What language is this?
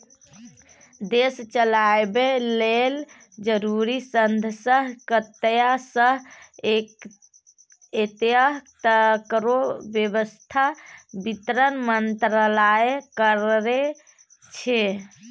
Maithili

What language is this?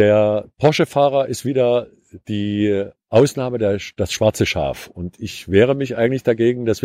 German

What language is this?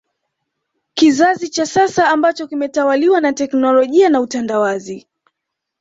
Swahili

